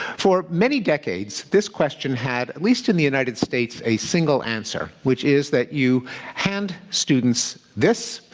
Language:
English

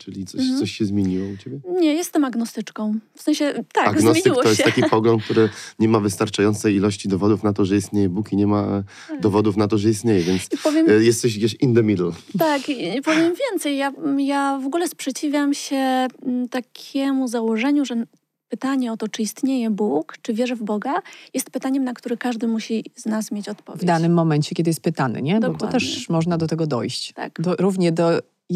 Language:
Polish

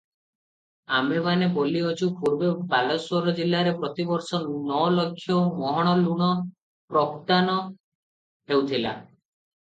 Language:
Odia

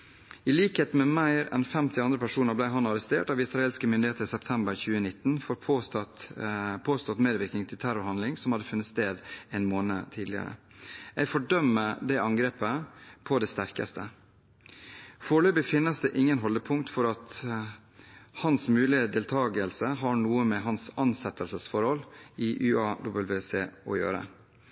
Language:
Norwegian Bokmål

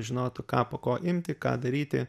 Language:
Lithuanian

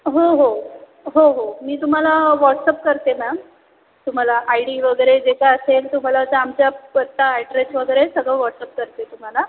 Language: Marathi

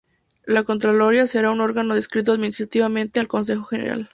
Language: Spanish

